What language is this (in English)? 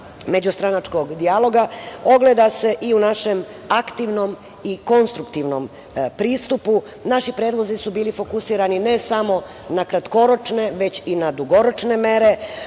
Serbian